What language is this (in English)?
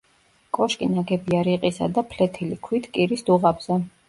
Georgian